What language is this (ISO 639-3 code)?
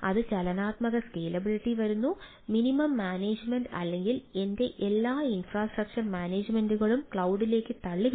mal